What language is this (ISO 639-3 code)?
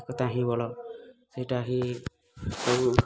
ori